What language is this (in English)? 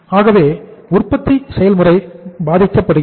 Tamil